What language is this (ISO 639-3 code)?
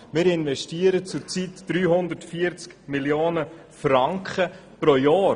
gsw